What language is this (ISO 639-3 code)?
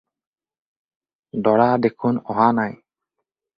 asm